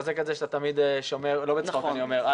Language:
Hebrew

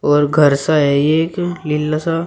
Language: Hindi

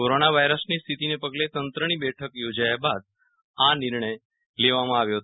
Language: Gujarati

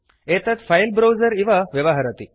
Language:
Sanskrit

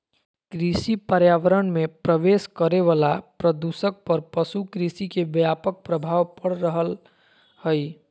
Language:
Magahi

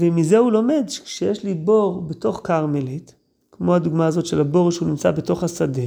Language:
Hebrew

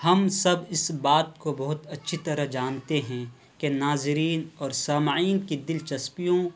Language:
Urdu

